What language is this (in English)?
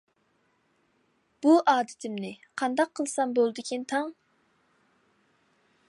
Uyghur